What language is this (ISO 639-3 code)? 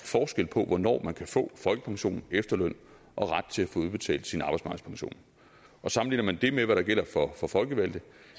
dan